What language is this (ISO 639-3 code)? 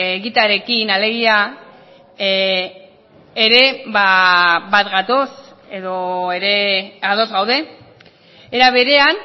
eus